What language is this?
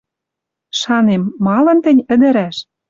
Western Mari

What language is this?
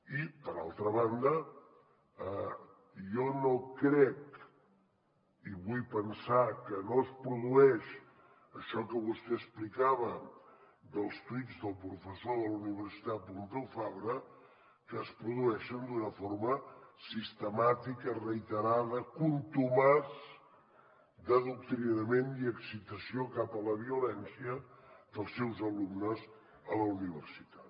Catalan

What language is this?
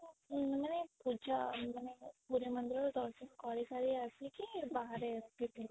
Odia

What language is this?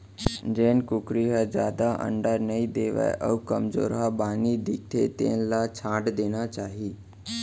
Chhattisgarhi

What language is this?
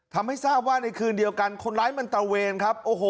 Thai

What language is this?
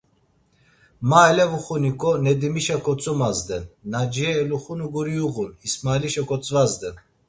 Laz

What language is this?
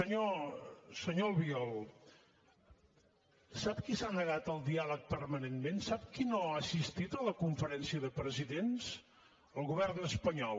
Catalan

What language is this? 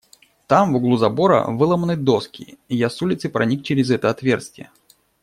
Russian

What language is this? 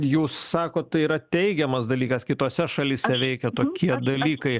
Lithuanian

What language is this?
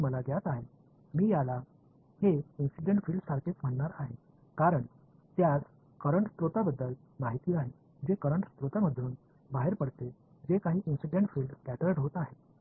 Marathi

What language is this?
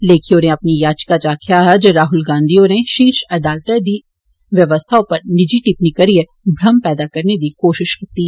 Dogri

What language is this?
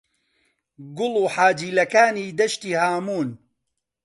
Central Kurdish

